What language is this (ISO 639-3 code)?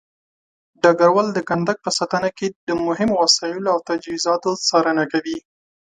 pus